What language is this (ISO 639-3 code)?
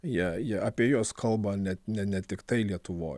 lit